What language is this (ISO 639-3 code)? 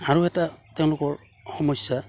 asm